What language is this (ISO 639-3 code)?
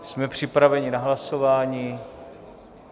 ces